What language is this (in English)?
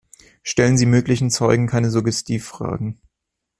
German